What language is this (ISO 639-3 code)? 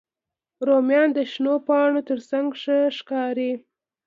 pus